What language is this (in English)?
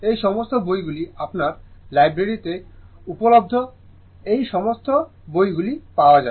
Bangla